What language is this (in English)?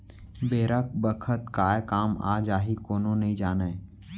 Chhattisgarhi